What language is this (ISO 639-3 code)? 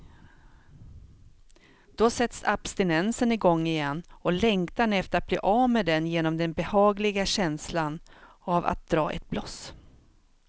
swe